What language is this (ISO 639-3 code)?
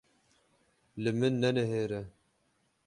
kur